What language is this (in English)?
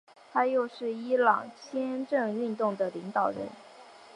Chinese